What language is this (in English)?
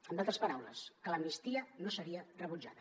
Catalan